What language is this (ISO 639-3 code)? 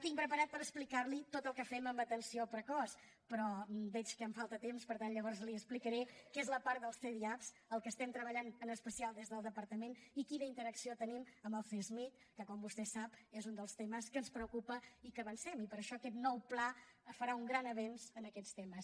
cat